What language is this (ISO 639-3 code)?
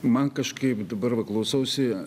lit